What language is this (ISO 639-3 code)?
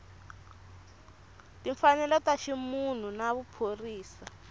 tso